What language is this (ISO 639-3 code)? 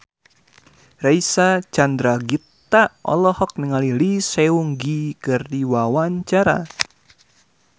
sun